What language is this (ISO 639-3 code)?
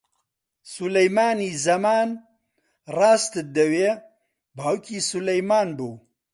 ckb